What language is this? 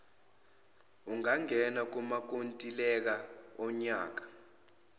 Zulu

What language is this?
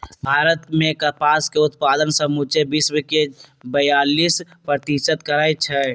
Magahi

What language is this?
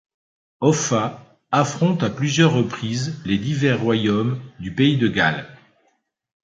French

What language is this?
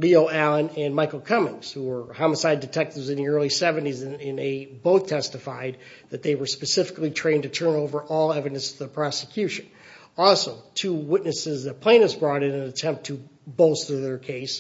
English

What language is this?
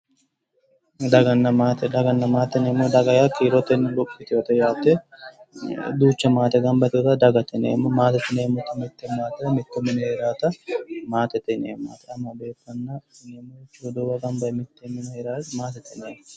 Sidamo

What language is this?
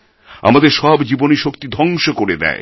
Bangla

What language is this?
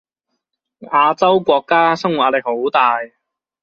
Cantonese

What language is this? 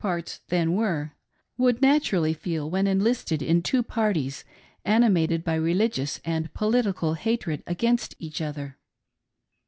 English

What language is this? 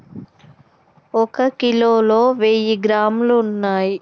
Telugu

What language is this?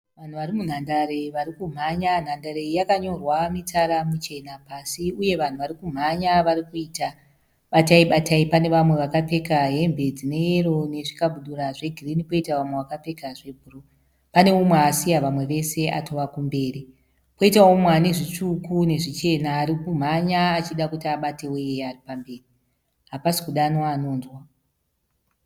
Shona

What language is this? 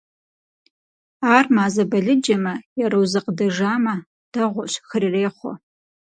Kabardian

